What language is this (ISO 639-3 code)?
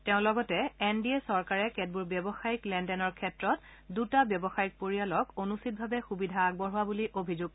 asm